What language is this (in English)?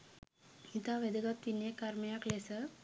Sinhala